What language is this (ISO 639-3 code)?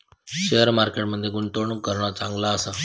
mar